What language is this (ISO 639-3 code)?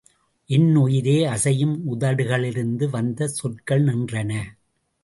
tam